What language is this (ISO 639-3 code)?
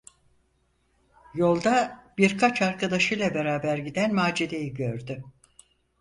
tur